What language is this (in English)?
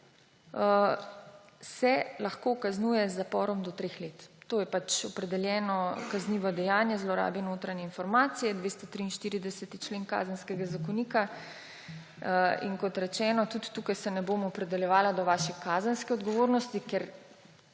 Slovenian